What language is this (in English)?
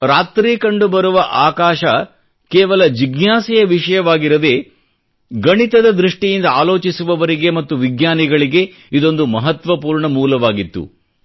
Kannada